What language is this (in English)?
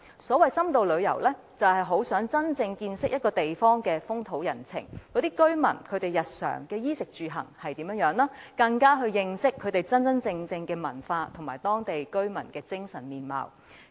Cantonese